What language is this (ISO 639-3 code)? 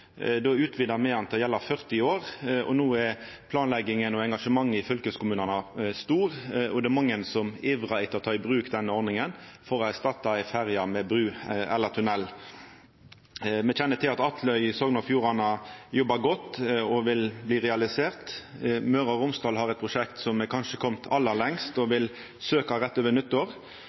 nno